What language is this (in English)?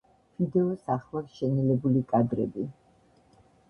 Georgian